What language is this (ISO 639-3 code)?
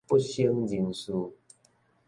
nan